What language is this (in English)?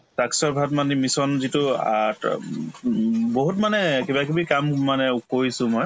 Assamese